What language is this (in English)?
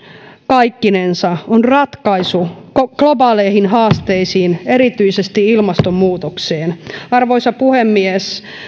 Finnish